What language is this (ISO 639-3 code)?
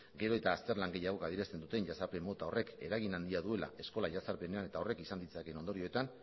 eus